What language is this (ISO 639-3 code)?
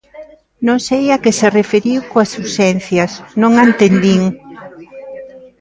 glg